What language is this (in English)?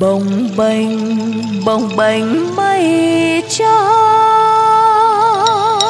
Vietnamese